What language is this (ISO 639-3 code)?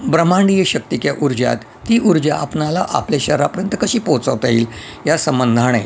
mar